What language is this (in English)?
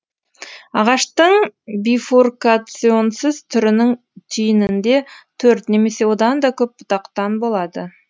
Kazakh